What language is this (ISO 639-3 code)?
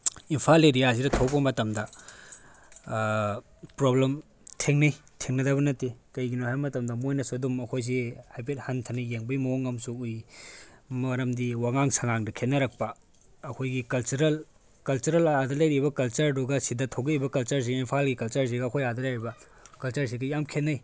mni